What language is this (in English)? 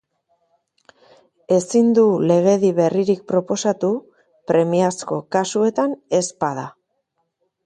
Basque